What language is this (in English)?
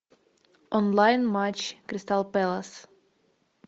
Russian